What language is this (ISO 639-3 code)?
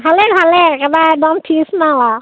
asm